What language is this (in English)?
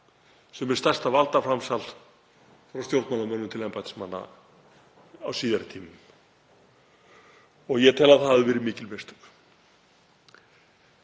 Icelandic